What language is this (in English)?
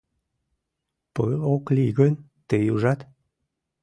Mari